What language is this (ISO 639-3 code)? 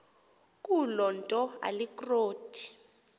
xho